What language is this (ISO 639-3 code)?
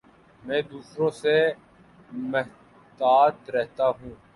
urd